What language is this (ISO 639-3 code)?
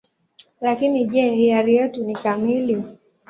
swa